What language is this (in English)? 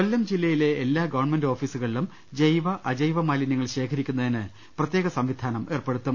Malayalam